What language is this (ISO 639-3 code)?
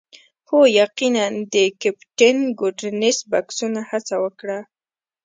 pus